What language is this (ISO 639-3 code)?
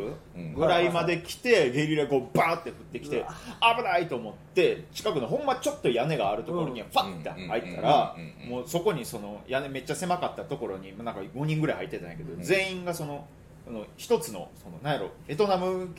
jpn